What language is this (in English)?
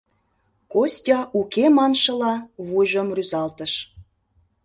Mari